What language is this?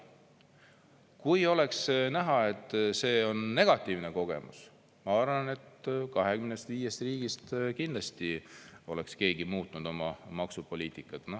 Estonian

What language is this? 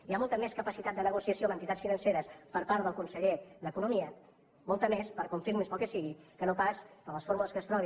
Catalan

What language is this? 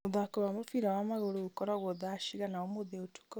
Kikuyu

